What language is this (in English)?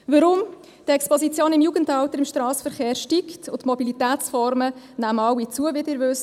Swiss German